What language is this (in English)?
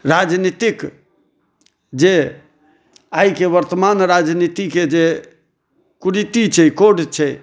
Maithili